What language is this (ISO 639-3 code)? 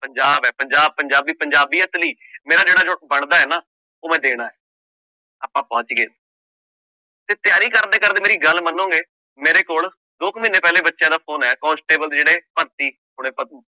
pan